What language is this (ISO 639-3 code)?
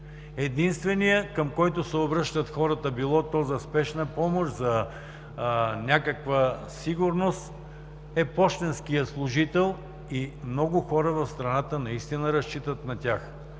bul